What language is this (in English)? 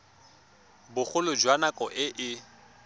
Tswana